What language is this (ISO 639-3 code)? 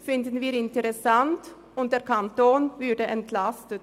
gsw